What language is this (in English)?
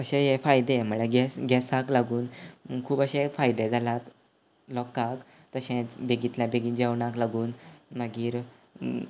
Konkani